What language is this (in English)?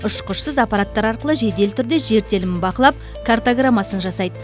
Kazakh